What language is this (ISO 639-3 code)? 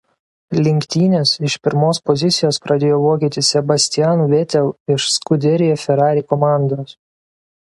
lit